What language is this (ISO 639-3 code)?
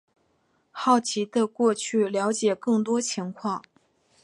zho